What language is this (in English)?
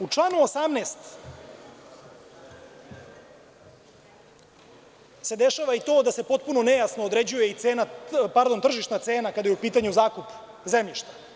Serbian